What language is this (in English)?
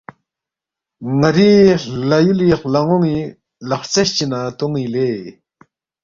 Balti